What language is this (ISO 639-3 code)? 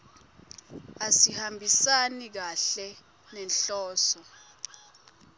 ssw